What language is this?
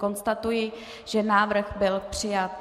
Czech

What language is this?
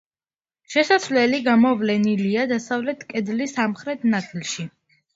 Georgian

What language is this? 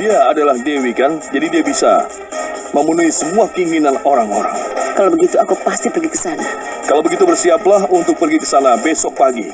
Indonesian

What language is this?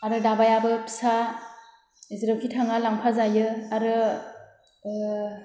Bodo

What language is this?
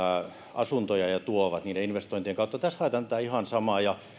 Finnish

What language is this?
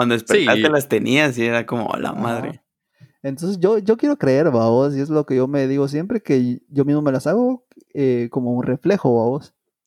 Spanish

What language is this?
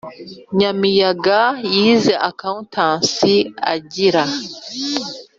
Kinyarwanda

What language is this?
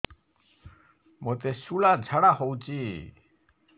Odia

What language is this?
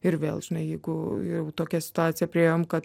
Lithuanian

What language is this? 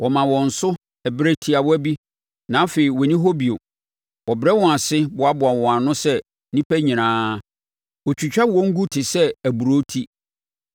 Akan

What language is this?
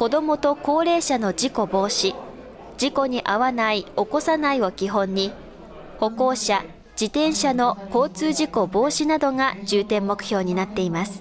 Japanese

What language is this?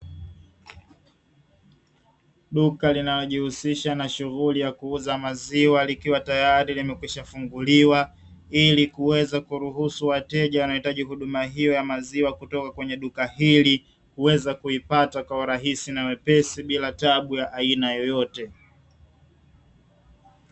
Swahili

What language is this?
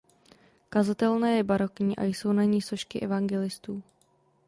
Czech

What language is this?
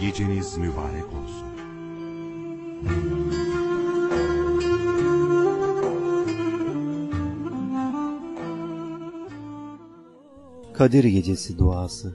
Turkish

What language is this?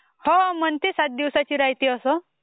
Marathi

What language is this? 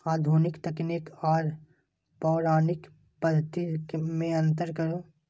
Maithili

